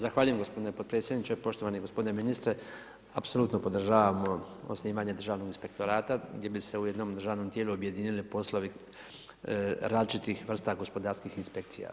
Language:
Croatian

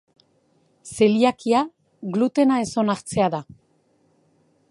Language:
Basque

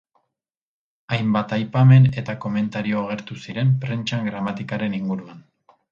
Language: Basque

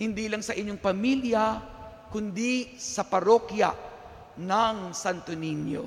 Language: Filipino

